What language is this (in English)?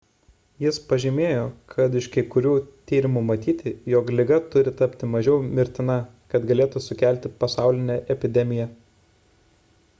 Lithuanian